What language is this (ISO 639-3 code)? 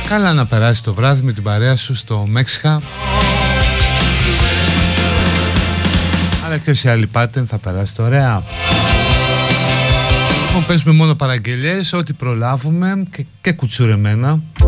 ell